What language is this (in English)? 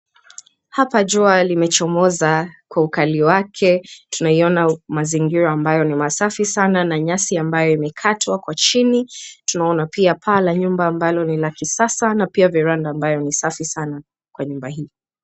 Swahili